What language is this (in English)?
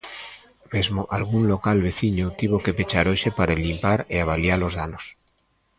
Galician